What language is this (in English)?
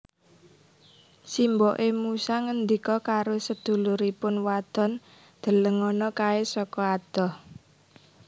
Javanese